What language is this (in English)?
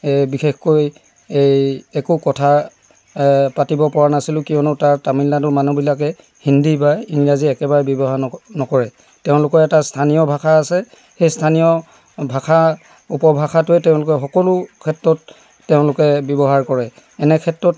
Assamese